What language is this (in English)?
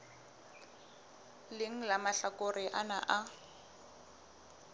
Southern Sotho